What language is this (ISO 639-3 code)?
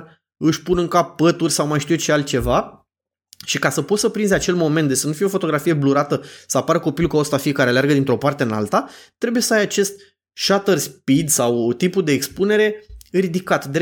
ron